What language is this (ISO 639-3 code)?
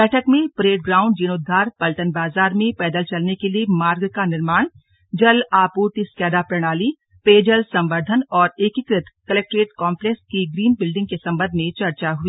hin